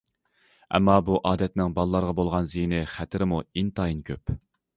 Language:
Uyghur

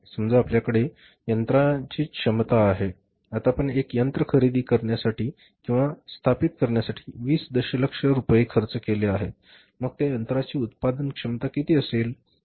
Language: Marathi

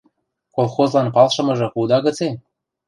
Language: Western Mari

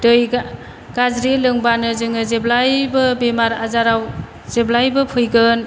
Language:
Bodo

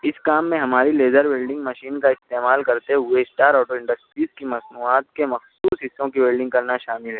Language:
Urdu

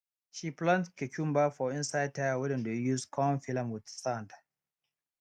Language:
Nigerian Pidgin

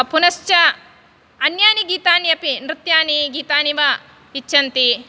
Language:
Sanskrit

